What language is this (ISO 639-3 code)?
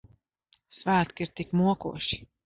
lav